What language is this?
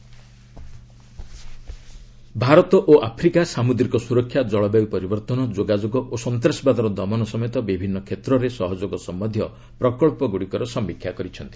Odia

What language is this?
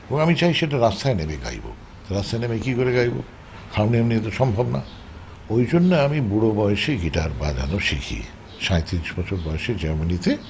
Bangla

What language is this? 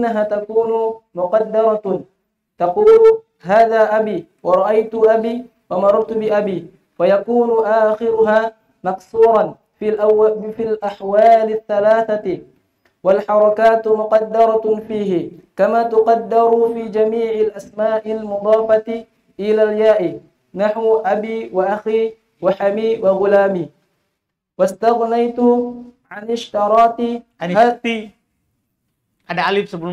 Indonesian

